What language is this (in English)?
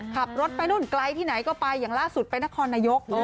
Thai